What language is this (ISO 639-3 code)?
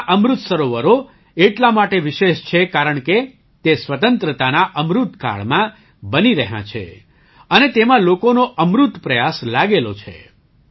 guj